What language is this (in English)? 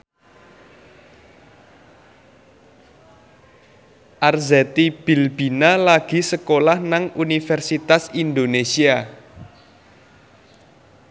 Javanese